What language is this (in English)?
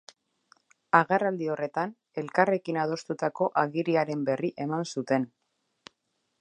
Basque